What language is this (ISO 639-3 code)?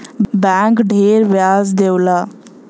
bho